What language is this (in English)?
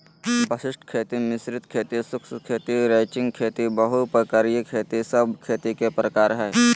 Magahi